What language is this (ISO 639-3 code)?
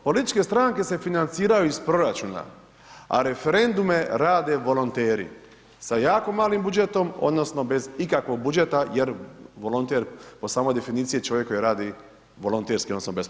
hrv